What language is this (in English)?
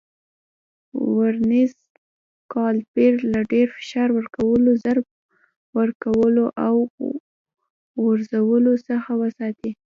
Pashto